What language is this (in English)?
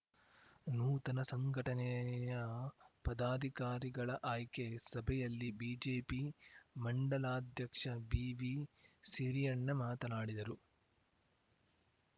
Kannada